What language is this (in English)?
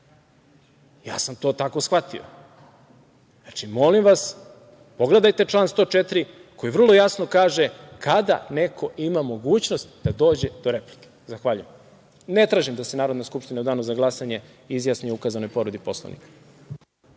Serbian